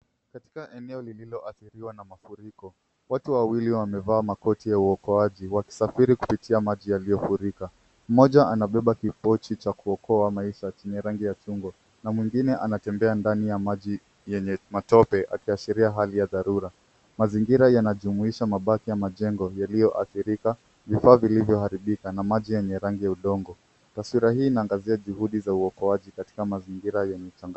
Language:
Swahili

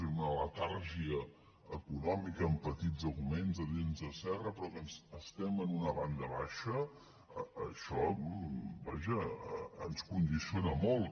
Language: Catalan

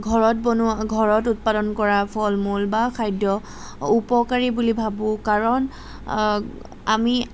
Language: Assamese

